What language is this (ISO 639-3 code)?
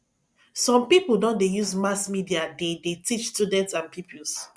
pcm